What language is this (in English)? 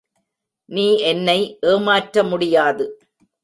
Tamil